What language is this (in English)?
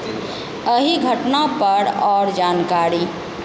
Maithili